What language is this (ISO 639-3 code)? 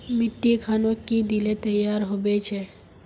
mag